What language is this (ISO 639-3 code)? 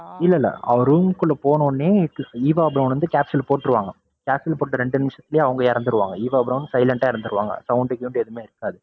tam